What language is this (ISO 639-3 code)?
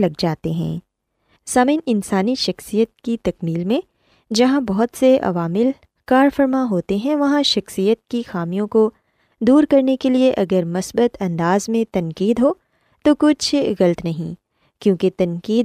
urd